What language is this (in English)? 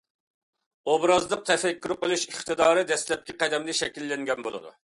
Uyghur